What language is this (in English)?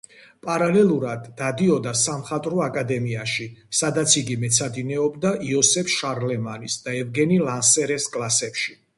Georgian